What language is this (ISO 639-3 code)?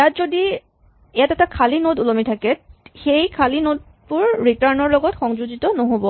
asm